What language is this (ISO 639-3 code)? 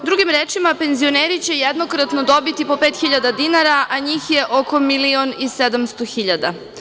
srp